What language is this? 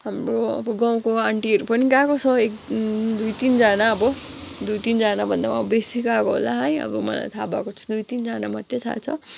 Nepali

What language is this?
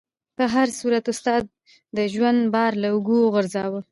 Pashto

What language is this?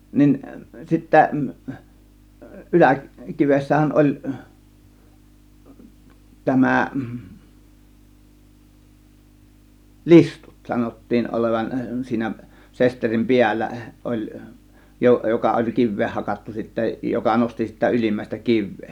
Finnish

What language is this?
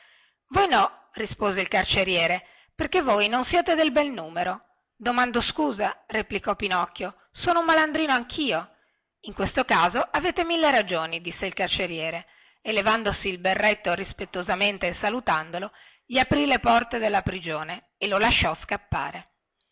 Italian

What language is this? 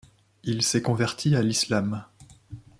French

